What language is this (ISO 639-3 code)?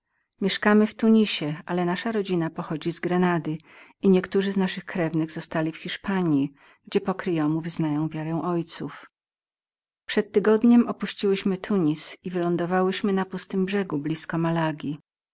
pol